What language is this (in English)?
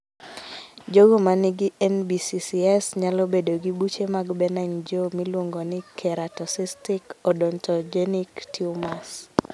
Luo (Kenya and Tanzania)